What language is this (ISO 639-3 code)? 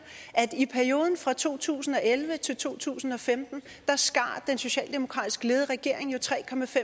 dan